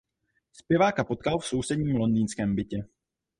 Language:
Czech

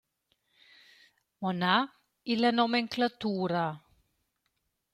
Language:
Romansh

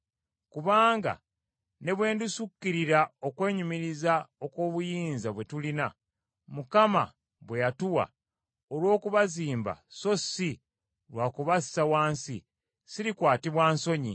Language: Ganda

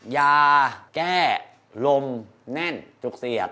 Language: Thai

